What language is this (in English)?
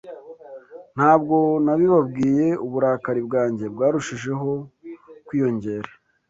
Kinyarwanda